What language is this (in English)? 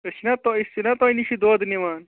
Kashmiri